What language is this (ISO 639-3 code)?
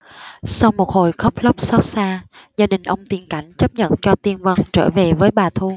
vie